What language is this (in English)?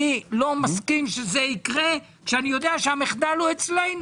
Hebrew